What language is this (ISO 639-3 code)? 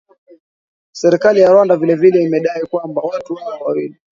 swa